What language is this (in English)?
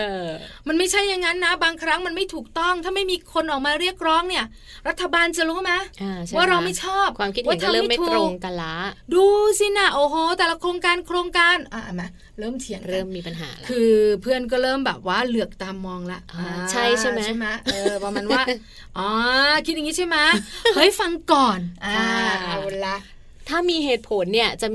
Thai